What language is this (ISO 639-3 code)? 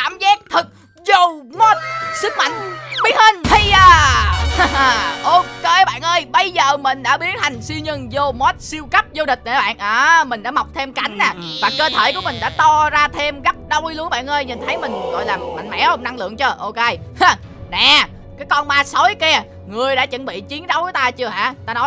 vie